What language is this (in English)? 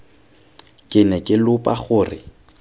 Tswana